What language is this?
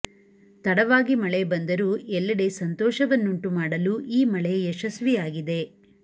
Kannada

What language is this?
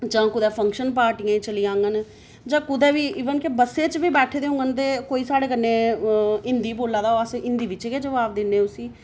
Dogri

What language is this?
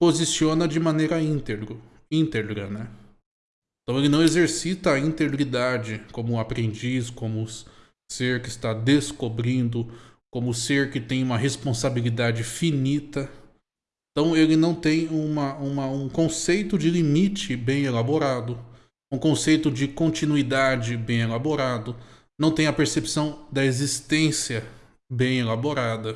Portuguese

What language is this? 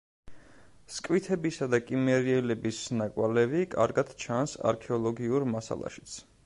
Georgian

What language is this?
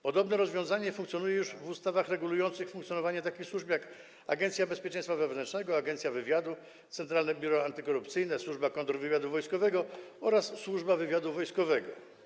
Polish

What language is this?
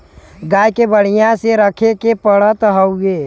Bhojpuri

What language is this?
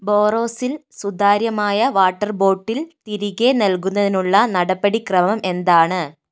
Malayalam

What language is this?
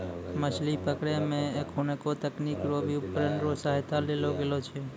Maithili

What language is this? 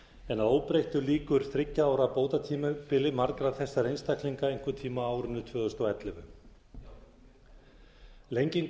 Icelandic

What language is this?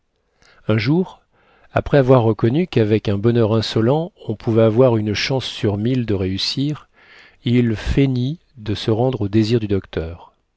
French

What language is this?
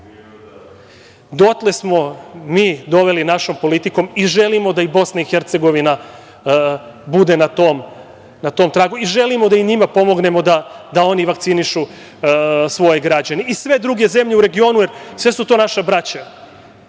Serbian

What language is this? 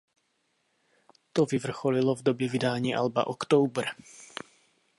Czech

